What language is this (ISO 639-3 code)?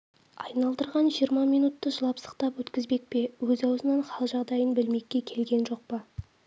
kaz